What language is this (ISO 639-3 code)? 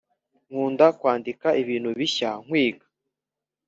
kin